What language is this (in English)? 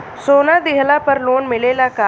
Bhojpuri